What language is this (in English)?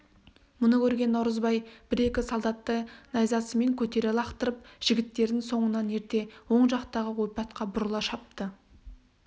Kazakh